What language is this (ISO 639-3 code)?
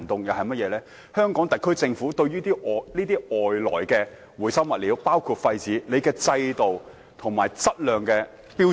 yue